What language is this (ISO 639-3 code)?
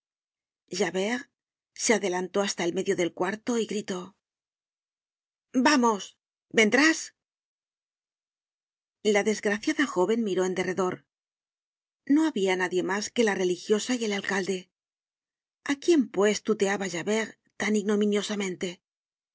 spa